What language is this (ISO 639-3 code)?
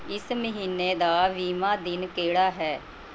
pan